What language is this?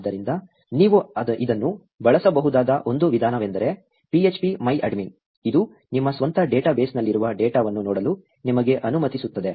Kannada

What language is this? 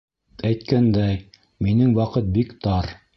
Bashkir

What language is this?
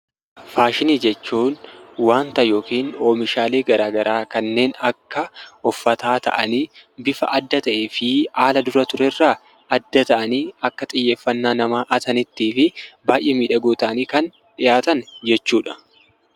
Oromo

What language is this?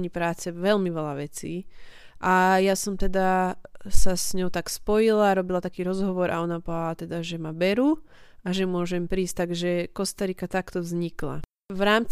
Slovak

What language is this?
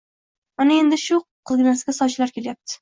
Uzbek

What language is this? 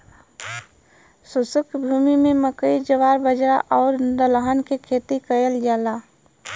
Bhojpuri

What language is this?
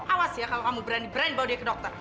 Indonesian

